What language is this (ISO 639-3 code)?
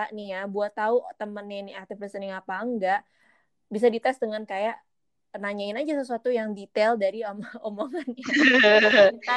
ind